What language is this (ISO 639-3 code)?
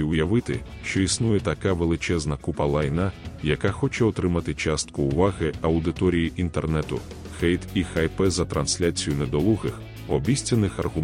ukr